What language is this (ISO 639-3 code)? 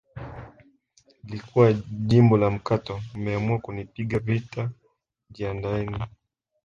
swa